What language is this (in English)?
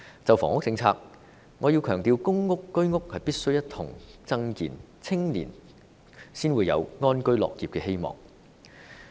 Cantonese